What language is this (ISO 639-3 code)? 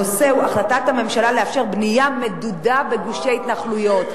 heb